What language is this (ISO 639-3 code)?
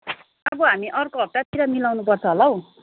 nep